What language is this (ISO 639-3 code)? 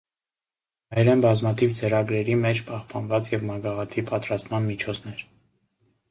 hye